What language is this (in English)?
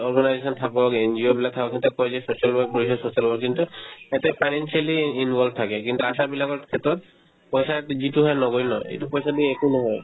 Assamese